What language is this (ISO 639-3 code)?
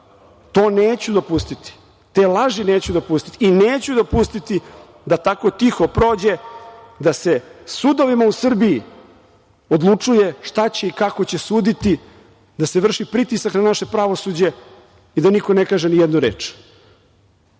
srp